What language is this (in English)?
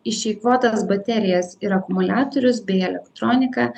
Lithuanian